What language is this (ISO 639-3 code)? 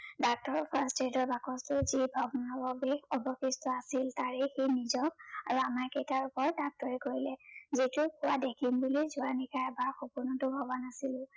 asm